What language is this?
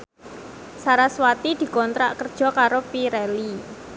Javanese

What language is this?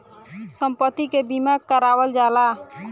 Bhojpuri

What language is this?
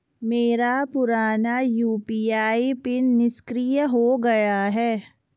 Hindi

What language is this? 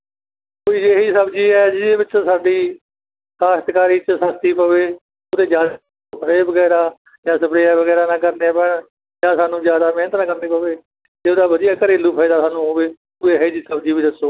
Punjabi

